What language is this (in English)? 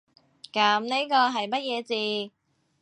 Cantonese